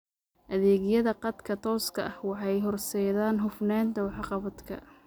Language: Somali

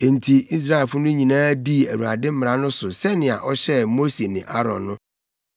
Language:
Akan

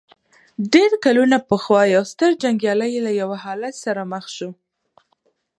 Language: Pashto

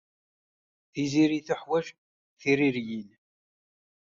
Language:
Kabyle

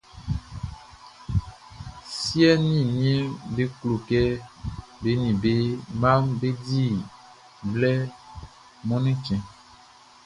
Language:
Baoulé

